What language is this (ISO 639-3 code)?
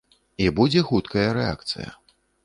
bel